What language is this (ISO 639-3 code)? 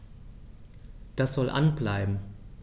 deu